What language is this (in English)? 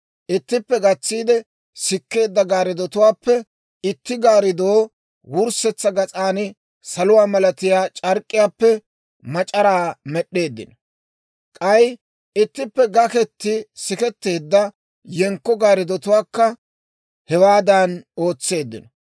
Dawro